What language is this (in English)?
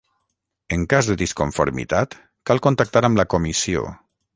Catalan